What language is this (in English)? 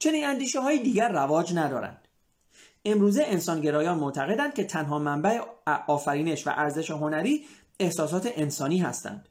Persian